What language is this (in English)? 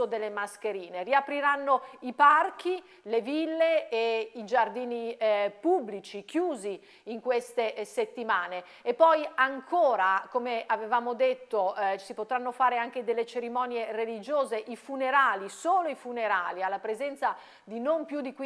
Italian